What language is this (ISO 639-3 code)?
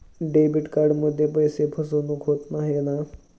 mar